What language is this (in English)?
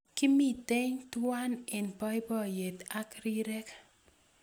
Kalenjin